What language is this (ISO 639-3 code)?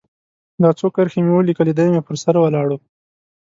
pus